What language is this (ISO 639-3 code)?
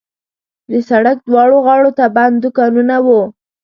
pus